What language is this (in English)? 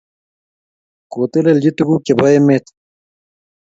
Kalenjin